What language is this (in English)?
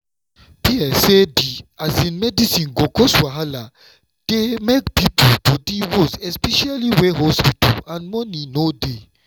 Nigerian Pidgin